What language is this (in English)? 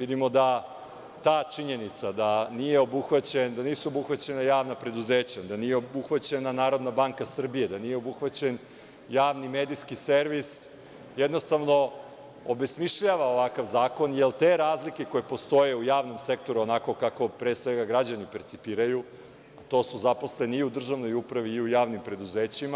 Serbian